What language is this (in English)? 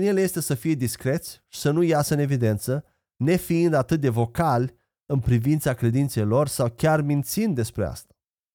Romanian